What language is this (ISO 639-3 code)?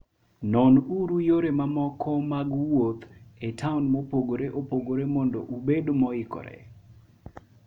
luo